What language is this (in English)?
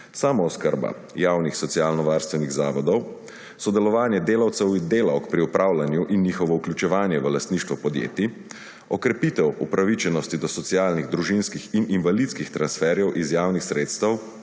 Slovenian